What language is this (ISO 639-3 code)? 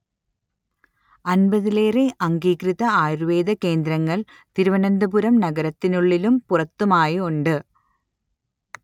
mal